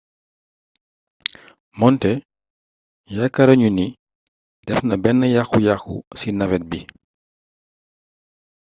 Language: Wolof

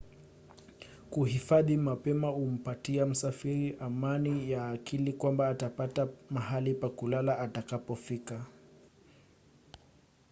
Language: Swahili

